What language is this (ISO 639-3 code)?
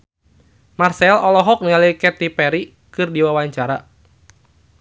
sun